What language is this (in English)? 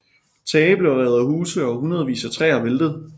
Danish